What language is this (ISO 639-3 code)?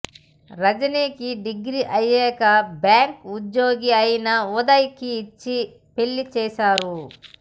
tel